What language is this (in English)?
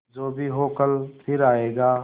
Hindi